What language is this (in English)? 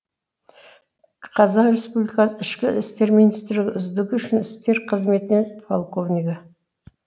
Kazakh